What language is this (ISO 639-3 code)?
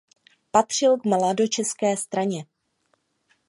ces